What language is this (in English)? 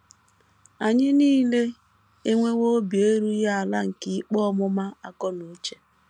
Igbo